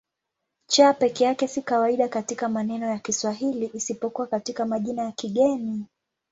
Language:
Swahili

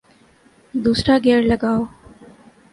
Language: Urdu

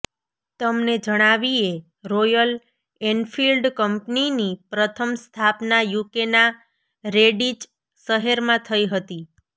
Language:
Gujarati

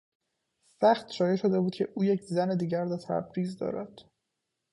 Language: Persian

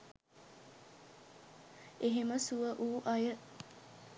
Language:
Sinhala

